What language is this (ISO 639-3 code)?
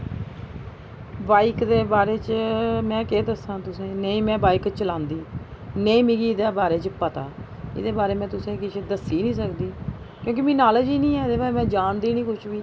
doi